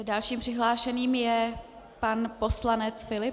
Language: Czech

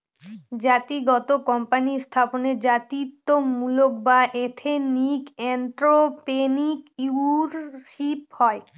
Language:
Bangla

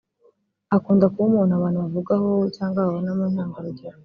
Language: Kinyarwanda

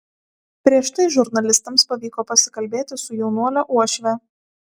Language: Lithuanian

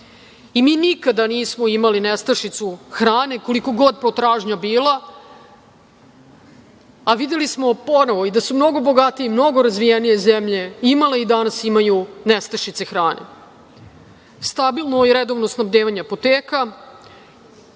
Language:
Serbian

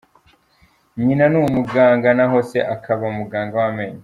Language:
Kinyarwanda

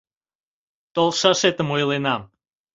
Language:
Mari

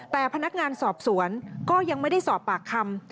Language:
Thai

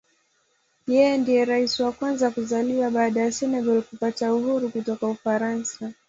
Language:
Swahili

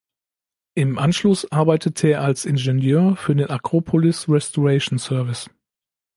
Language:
German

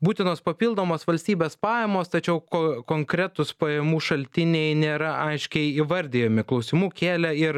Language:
Lithuanian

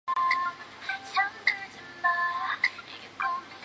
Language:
Chinese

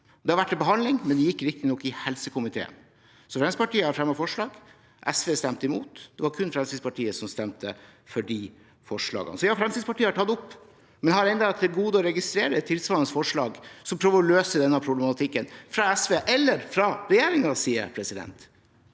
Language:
Norwegian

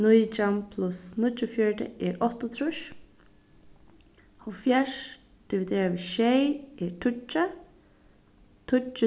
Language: Faroese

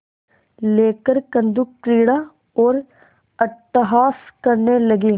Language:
Hindi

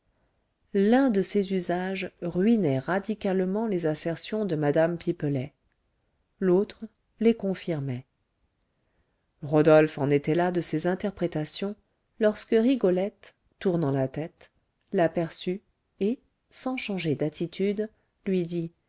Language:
French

